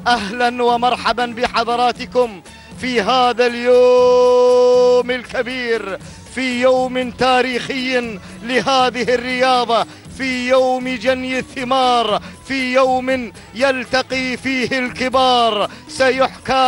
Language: Arabic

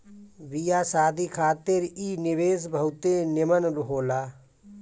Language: Bhojpuri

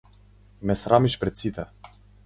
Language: Macedonian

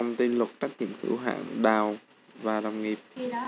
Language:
Vietnamese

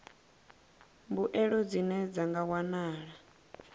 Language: Venda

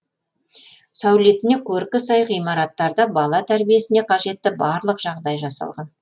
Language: Kazakh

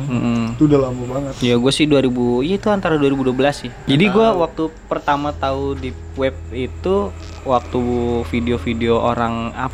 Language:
Indonesian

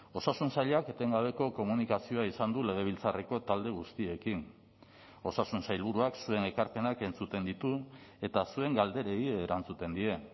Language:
Basque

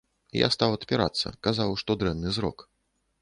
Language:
Belarusian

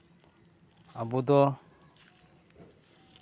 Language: Santali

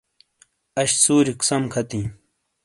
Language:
Shina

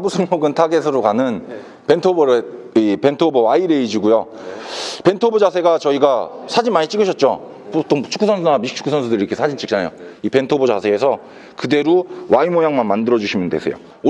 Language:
Korean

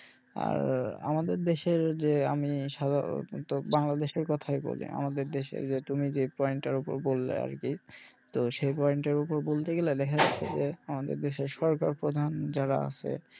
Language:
Bangla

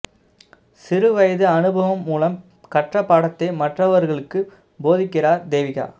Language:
Tamil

